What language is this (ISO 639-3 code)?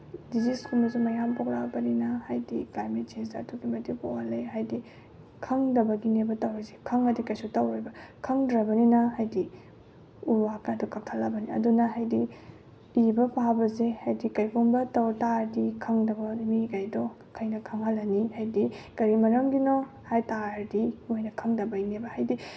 mni